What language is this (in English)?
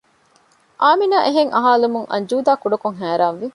Divehi